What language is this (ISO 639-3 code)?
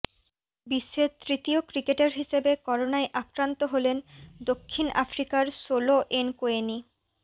ben